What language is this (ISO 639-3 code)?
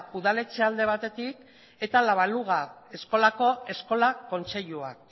eus